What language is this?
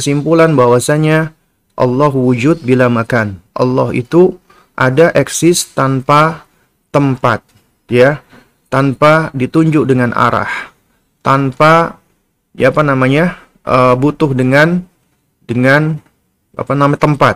Indonesian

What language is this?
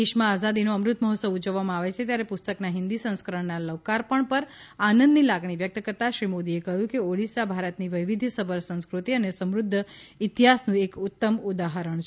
Gujarati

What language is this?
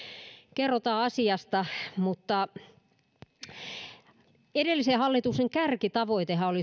Finnish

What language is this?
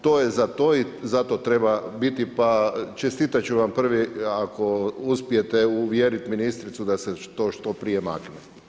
Croatian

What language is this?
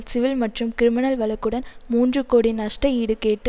Tamil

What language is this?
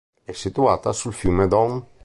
Italian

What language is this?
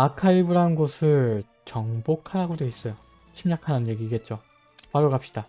Korean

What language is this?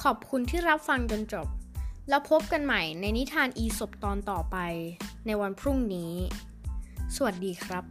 Thai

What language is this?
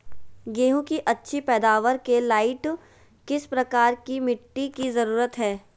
Magahi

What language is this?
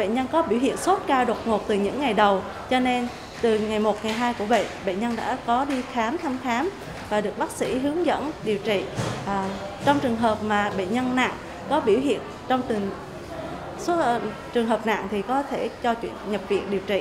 Vietnamese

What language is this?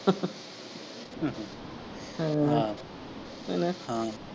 Punjabi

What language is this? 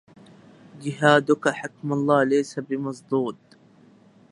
Arabic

